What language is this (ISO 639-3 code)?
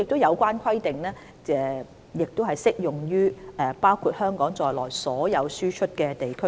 yue